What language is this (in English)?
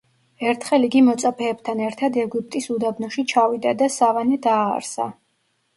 Georgian